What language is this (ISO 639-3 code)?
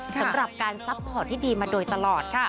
tha